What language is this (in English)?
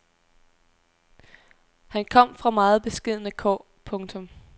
Danish